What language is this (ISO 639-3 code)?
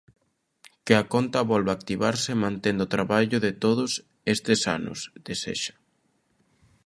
glg